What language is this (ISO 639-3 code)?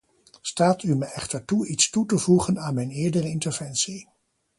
nld